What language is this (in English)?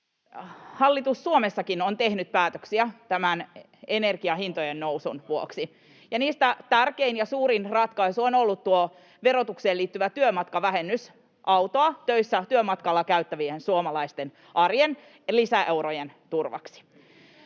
Finnish